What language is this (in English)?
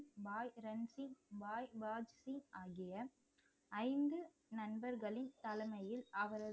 Tamil